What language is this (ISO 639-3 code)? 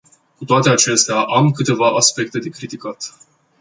ron